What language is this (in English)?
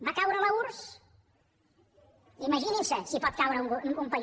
Catalan